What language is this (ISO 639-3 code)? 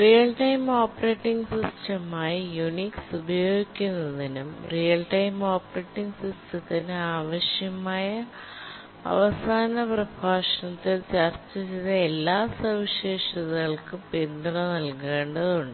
mal